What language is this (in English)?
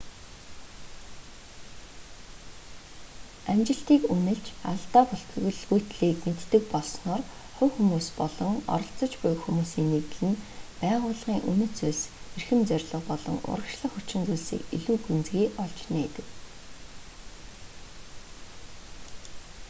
Mongolian